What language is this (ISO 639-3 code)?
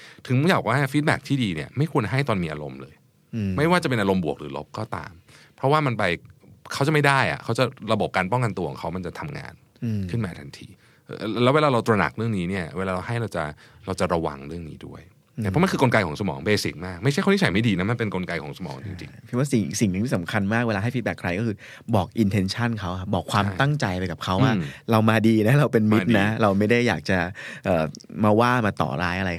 tha